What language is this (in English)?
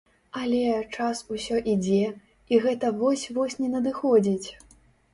Belarusian